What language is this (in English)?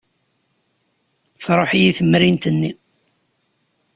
Kabyle